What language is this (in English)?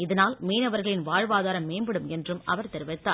Tamil